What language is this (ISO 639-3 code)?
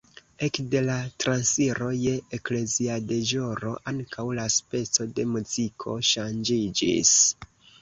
epo